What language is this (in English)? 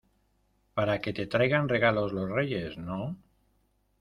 Spanish